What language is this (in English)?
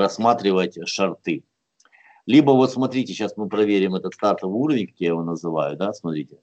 Russian